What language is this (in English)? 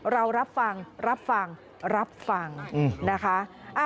Thai